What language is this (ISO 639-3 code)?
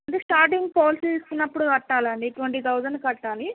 tel